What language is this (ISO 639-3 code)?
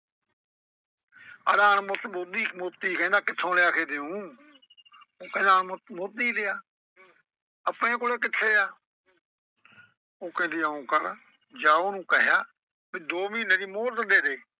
pan